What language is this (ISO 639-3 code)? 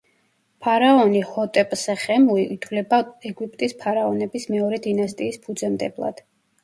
kat